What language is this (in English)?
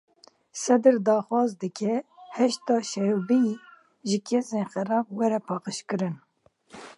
Kurdish